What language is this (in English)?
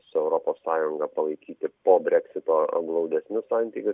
Lithuanian